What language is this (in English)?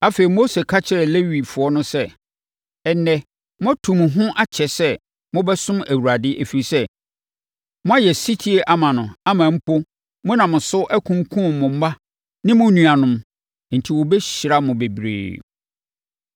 Akan